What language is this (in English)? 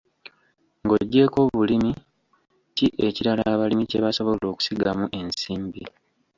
Ganda